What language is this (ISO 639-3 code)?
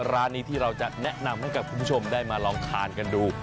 tha